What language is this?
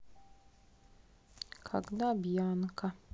Russian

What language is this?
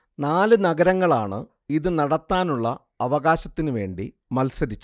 Malayalam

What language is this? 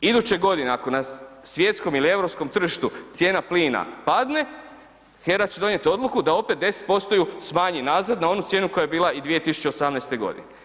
Croatian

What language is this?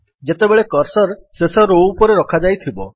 Odia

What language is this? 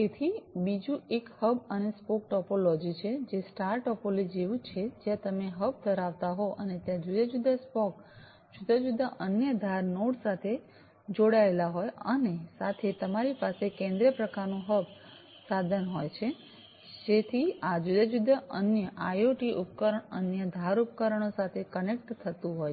Gujarati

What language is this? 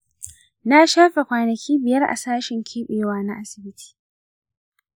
Hausa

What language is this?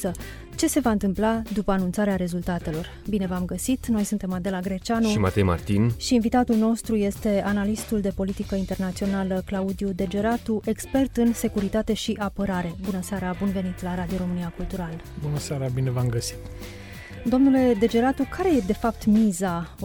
Romanian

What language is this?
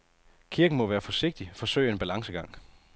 Danish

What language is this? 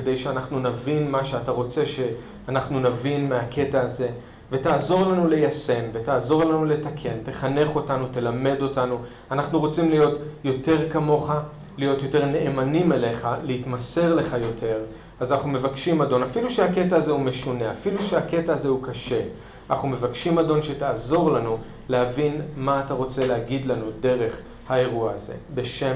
Hebrew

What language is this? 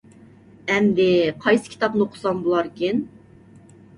Uyghur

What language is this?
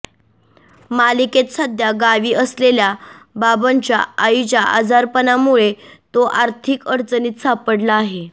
Marathi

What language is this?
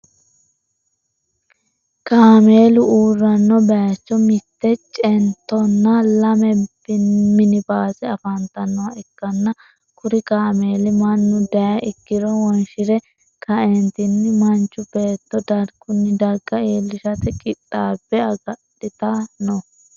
Sidamo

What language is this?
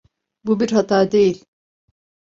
Turkish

